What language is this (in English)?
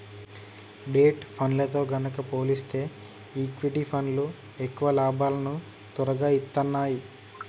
Telugu